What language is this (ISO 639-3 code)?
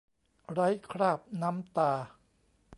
tha